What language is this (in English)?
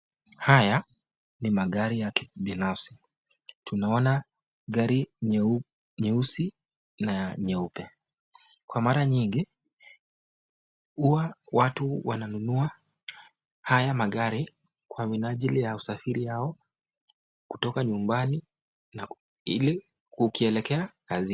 Swahili